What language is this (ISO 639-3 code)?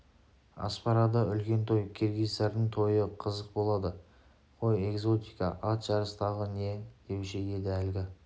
kaz